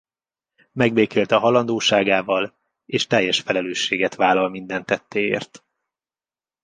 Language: Hungarian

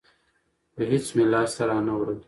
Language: Pashto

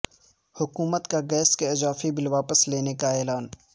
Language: Urdu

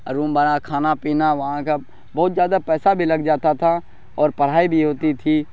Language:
Urdu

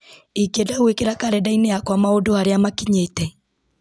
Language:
Kikuyu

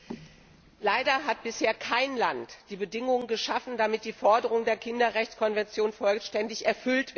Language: German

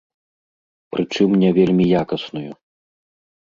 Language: Belarusian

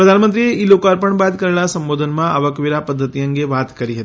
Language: Gujarati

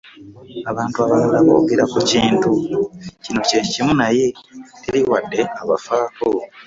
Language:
Ganda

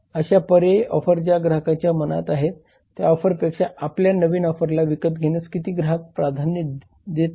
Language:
Marathi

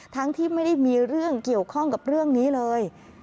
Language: Thai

